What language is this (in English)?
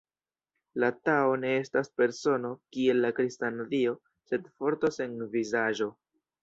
Esperanto